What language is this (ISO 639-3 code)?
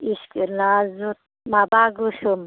brx